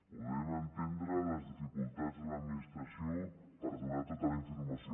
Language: Catalan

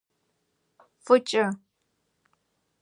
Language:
Kabardian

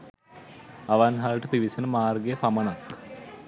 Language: Sinhala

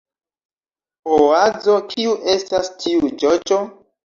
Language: Esperanto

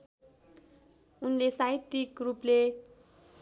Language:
Nepali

